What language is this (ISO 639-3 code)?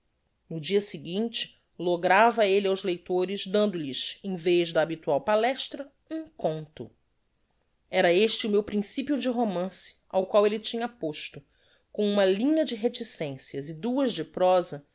por